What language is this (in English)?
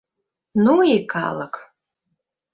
Mari